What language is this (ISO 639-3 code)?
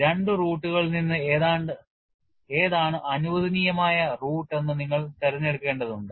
mal